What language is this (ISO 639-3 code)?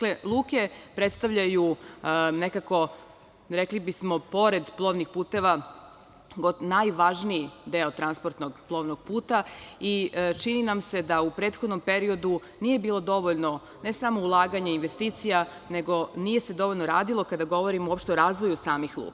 srp